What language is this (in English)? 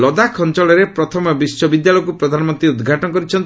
Odia